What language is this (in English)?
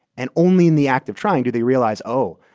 English